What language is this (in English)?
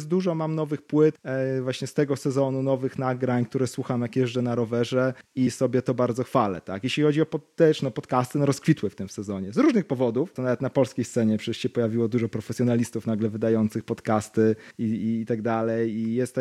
Polish